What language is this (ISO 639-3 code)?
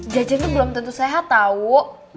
ind